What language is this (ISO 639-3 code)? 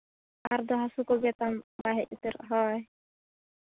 sat